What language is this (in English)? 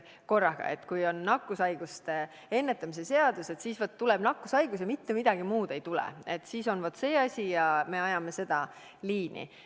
Estonian